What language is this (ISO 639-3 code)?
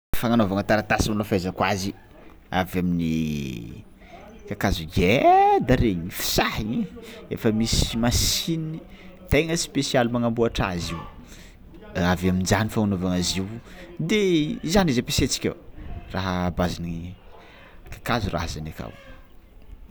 xmw